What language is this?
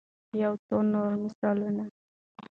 Pashto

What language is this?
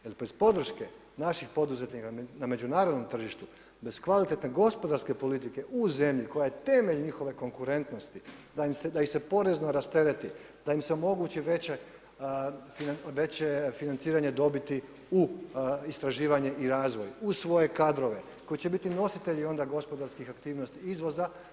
Croatian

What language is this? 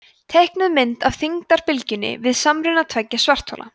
Icelandic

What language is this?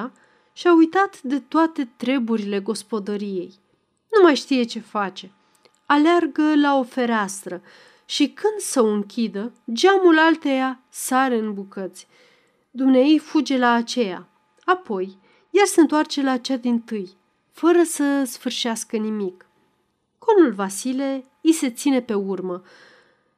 Romanian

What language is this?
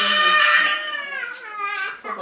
Wolof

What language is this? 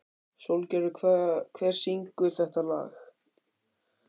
Icelandic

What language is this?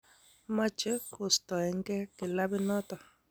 Kalenjin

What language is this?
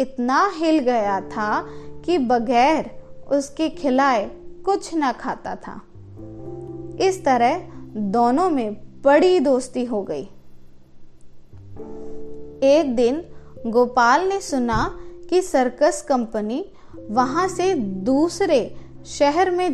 Hindi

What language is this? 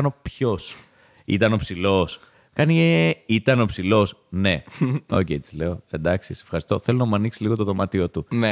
Greek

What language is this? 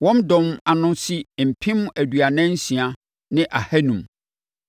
Akan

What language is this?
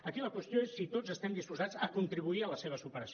Catalan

